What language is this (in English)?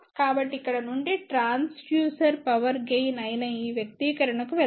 Telugu